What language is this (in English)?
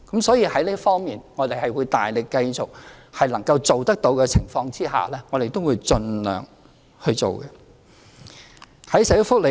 Cantonese